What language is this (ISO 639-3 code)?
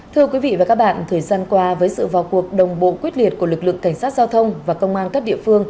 vie